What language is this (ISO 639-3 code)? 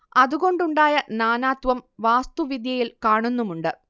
mal